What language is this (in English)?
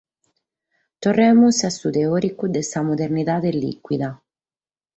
Sardinian